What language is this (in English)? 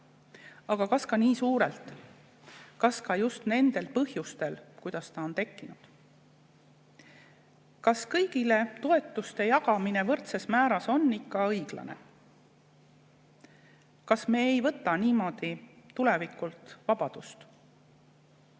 Estonian